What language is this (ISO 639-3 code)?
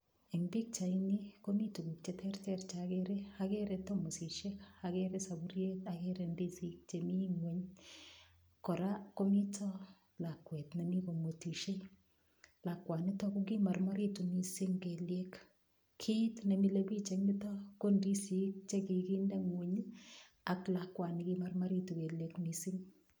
kln